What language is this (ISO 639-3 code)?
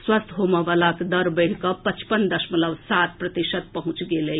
mai